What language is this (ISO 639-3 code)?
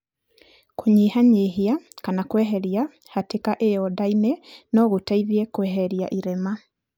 kik